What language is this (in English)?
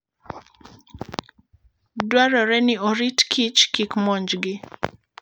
Luo (Kenya and Tanzania)